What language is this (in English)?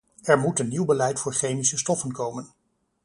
Dutch